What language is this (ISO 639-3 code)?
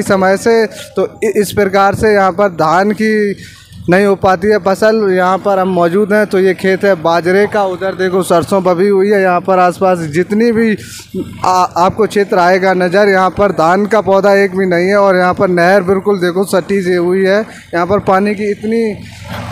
hin